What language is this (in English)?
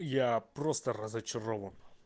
Russian